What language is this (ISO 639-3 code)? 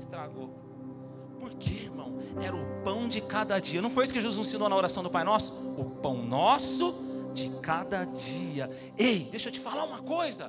por